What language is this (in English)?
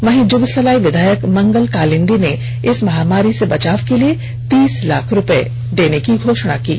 Hindi